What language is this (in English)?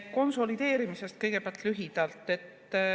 Estonian